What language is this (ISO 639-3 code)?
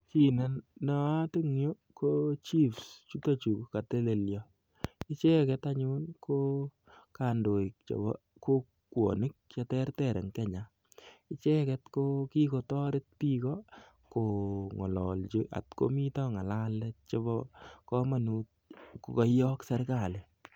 kln